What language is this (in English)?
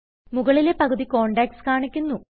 Malayalam